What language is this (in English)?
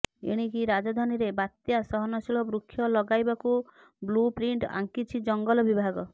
Odia